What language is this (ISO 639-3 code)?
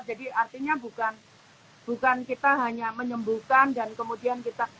ind